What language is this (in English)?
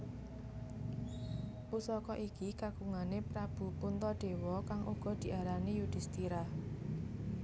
Javanese